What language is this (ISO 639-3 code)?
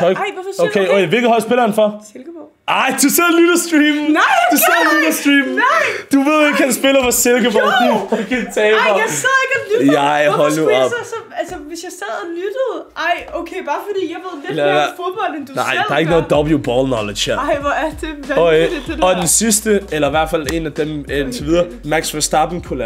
dan